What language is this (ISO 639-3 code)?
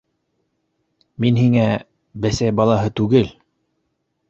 bak